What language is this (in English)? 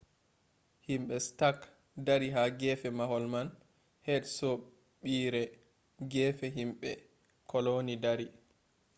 Fula